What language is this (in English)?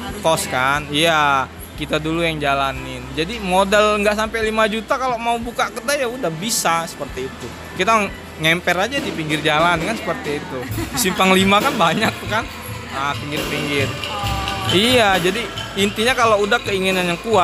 Indonesian